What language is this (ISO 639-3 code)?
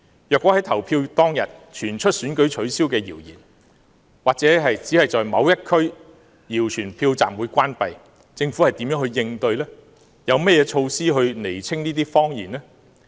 yue